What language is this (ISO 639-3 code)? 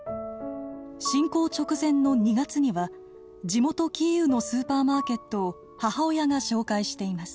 jpn